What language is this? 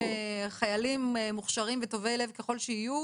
Hebrew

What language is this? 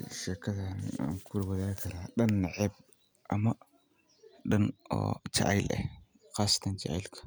Somali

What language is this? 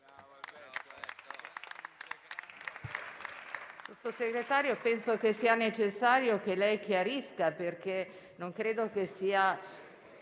Italian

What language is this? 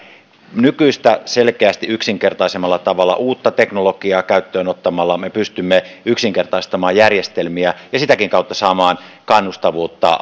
Finnish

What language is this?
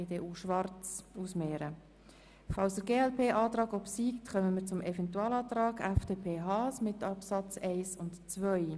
Swiss German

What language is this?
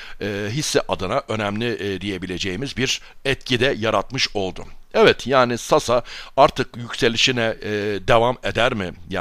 Turkish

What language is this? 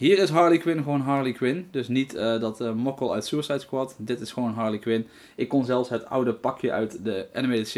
Dutch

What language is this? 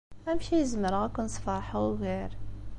Kabyle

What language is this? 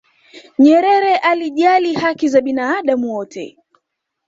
Swahili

